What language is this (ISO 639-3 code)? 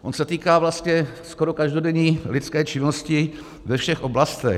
ces